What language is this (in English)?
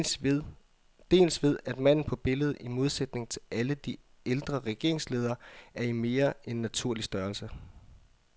Danish